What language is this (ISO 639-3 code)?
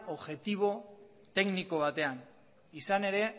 eus